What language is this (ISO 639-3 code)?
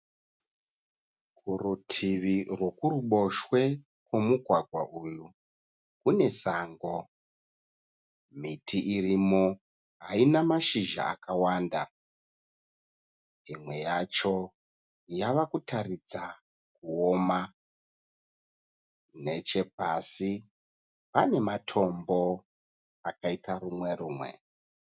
sna